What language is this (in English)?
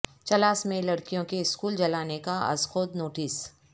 Urdu